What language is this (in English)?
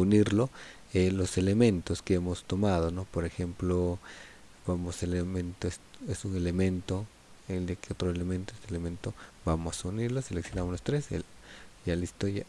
Spanish